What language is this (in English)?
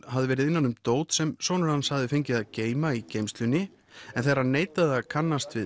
Icelandic